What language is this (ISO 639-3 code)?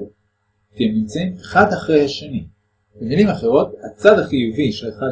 heb